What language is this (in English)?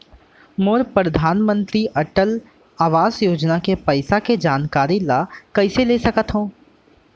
Chhattisgarhi